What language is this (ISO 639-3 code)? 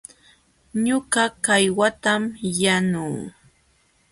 qxw